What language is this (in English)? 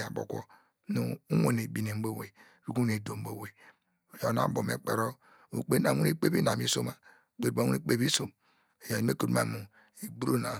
Degema